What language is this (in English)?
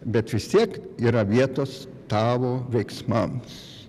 Lithuanian